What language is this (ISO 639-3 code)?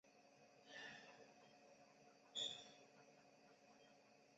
zho